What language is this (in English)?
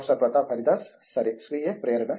Telugu